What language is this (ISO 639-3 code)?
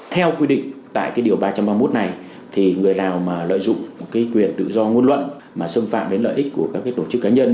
vie